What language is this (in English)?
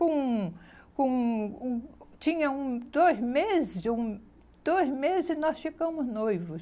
Portuguese